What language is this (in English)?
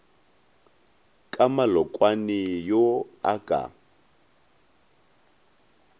Northern Sotho